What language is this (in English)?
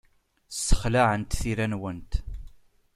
Kabyle